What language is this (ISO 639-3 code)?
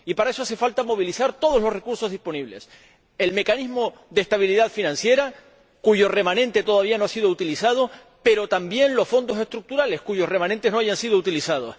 spa